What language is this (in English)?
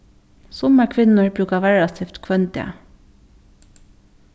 Faroese